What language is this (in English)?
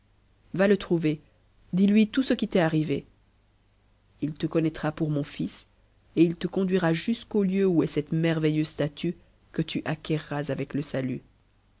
French